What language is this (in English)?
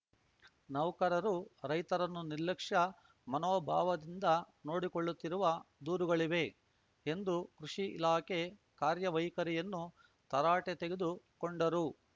Kannada